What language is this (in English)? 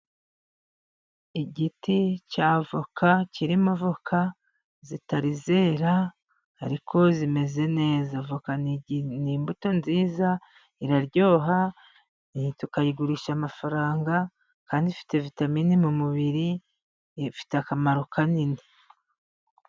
Kinyarwanda